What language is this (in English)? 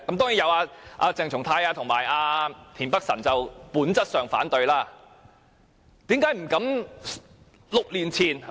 Cantonese